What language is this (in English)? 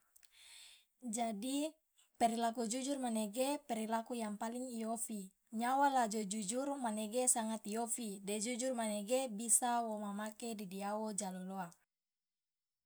Loloda